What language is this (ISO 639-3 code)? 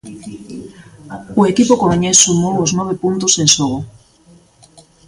glg